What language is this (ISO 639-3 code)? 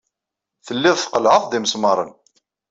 kab